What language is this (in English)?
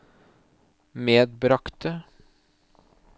Norwegian